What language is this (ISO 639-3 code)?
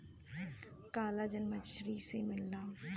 bho